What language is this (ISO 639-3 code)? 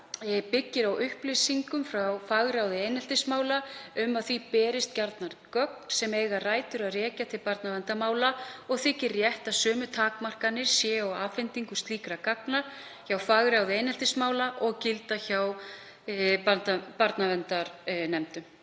isl